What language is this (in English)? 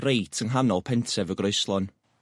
Welsh